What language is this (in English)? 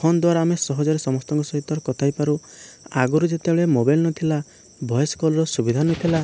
Odia